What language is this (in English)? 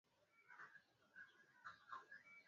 Swahili